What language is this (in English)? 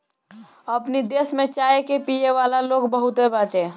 Bhojpuri